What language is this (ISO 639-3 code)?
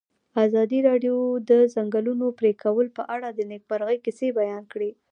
pus